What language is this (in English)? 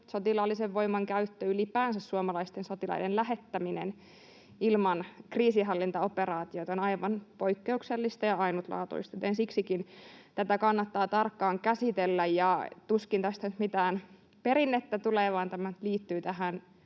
Finnish